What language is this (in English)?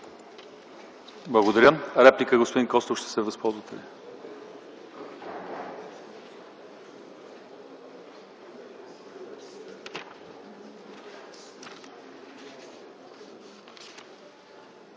Bulgarian